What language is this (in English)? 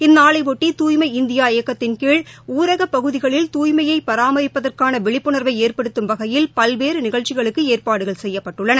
Tamil